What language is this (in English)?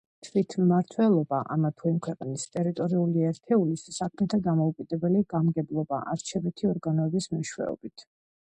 Georgian